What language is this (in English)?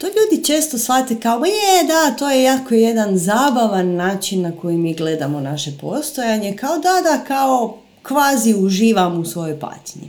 Croatian